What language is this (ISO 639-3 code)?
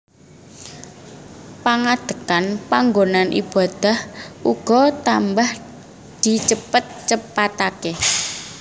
jav